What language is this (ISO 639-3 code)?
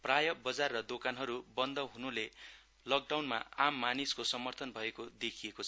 nep